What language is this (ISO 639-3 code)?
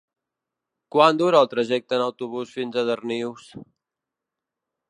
cat